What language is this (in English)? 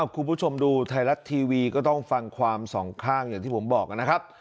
Thai